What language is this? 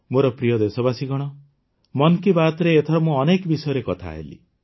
Odia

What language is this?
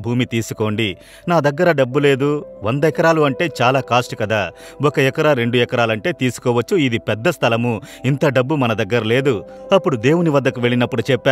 Telugu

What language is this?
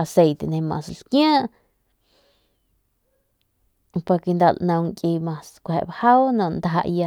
Northern Pame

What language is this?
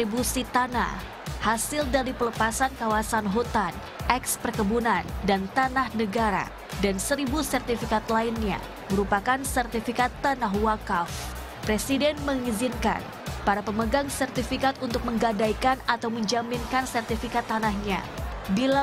Indonesian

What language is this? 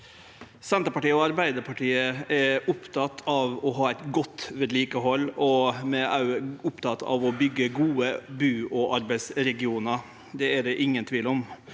Norwegian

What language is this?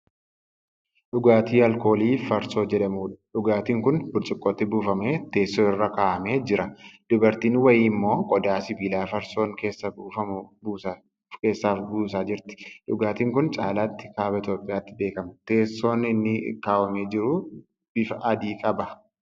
Oromo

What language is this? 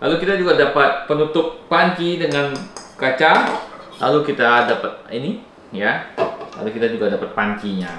Indonesian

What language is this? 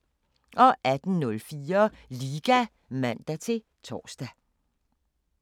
Danish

